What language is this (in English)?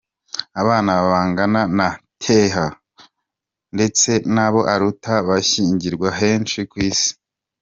Kinyarwanda